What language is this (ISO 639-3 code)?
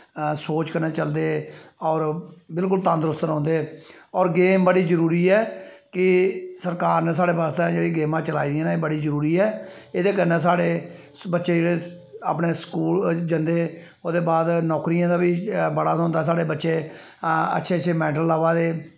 doi